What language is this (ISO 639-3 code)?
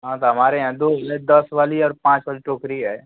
hin